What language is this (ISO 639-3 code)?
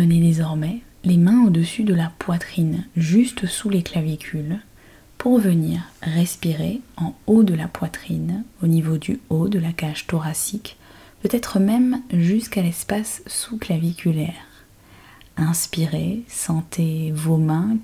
fra